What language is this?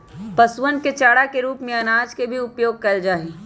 Magahi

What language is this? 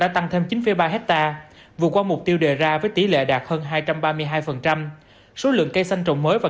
Vietnamese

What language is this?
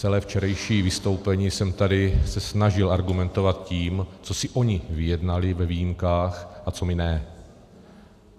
Czech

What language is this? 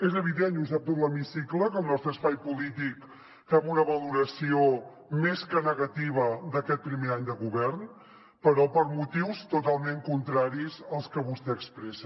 Catalan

